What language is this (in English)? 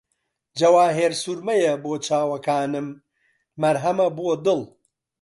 Central Kurdish